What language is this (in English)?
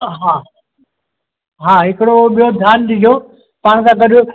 Sindhi